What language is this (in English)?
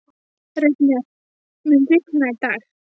Icelandic